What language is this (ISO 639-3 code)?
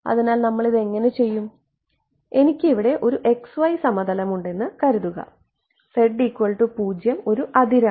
mal